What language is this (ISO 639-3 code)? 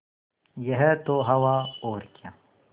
hin